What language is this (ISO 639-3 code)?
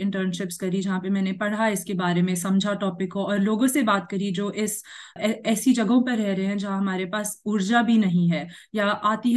hin